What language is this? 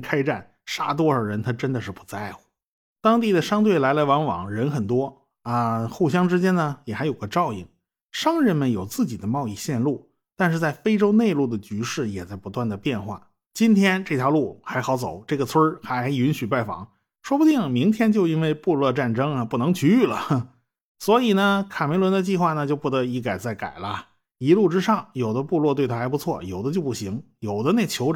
Chinese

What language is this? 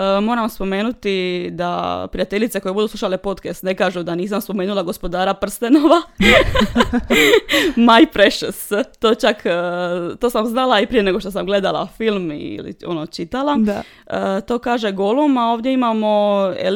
Croatian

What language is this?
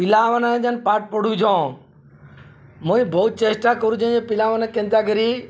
Odia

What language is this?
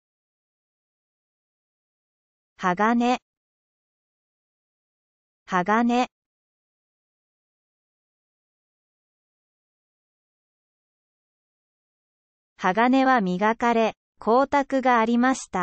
Japanese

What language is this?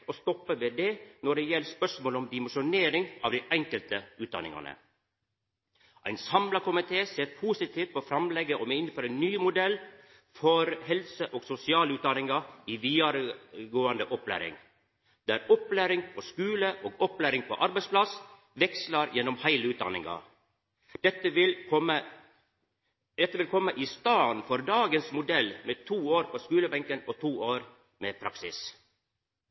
Norwegian Nynorsk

